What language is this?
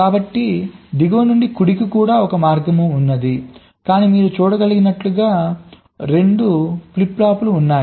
Telugu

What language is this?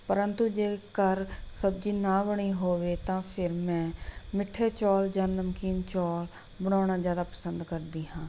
Punjabi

